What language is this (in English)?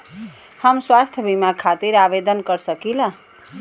Bhojpuri